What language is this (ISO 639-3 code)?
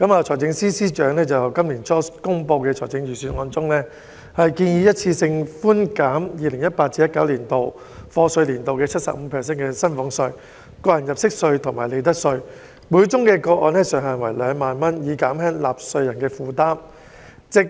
yue